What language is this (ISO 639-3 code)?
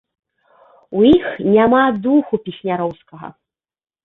bel